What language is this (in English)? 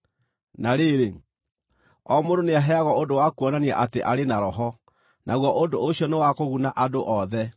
Kikuyu